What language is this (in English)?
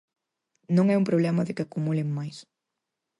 Galician